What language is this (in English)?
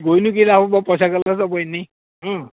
Assamese